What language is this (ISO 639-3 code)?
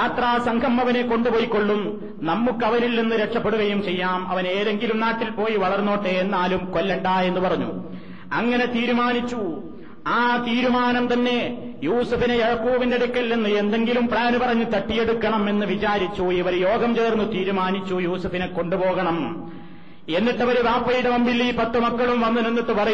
mal